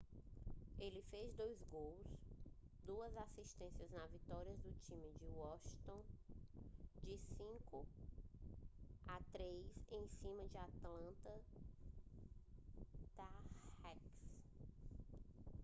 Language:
Portuguese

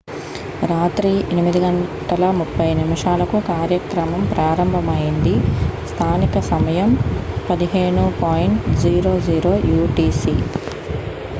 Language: Telugu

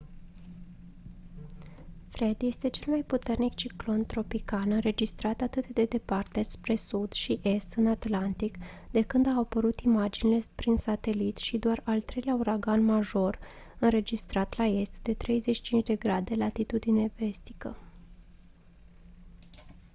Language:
Romanian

